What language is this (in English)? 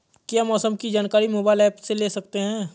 Hindi